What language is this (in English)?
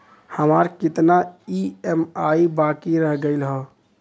Bhojpuri